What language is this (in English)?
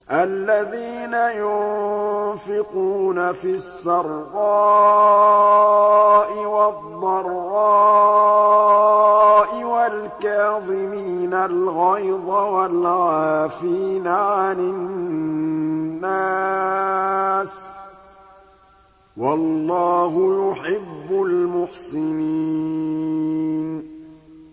Arabic